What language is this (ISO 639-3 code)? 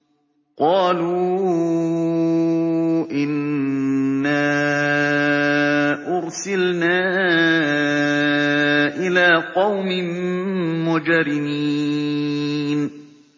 ara